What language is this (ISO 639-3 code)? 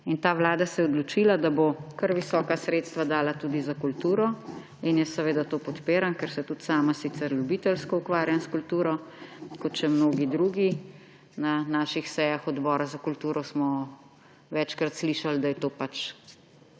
slv